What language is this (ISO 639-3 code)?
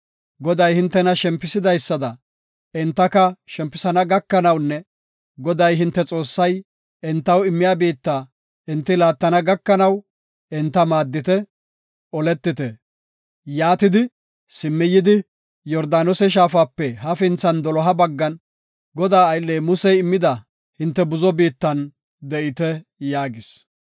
gof